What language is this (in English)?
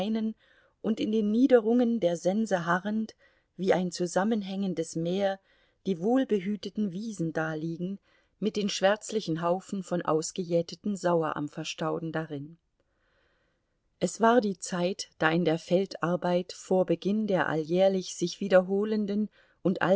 German